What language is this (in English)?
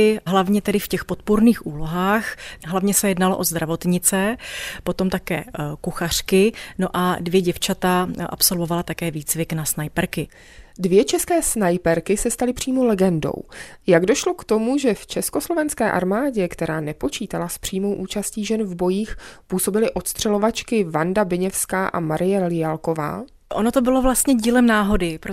Czech